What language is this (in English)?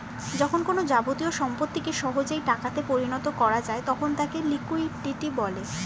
Bangla